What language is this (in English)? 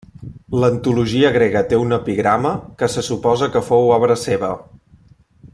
Catalan